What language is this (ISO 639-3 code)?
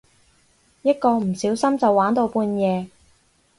yue